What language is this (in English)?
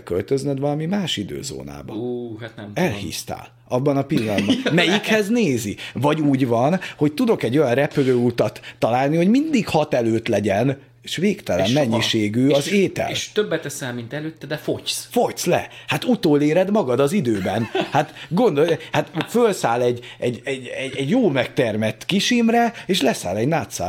Hungarian